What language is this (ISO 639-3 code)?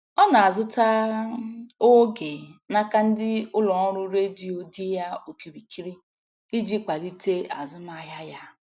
ibo